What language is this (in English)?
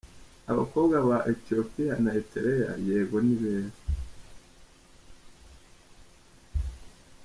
Kinyarwanda